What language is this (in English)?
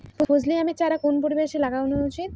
Bangla